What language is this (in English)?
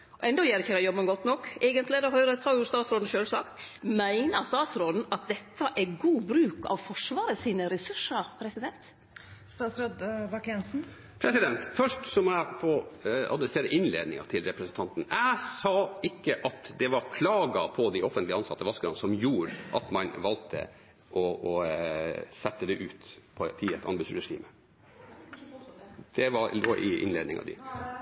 Norwegian